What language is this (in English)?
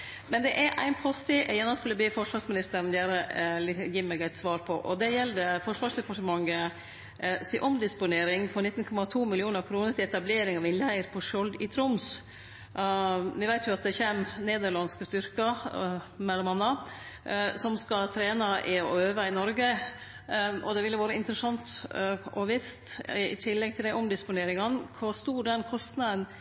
Norwegian Nynorsk